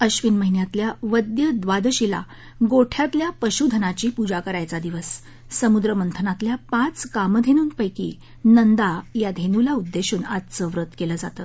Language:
Marathi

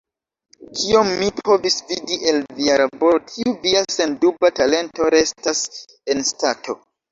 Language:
Esperanto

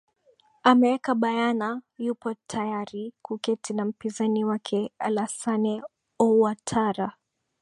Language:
Swahili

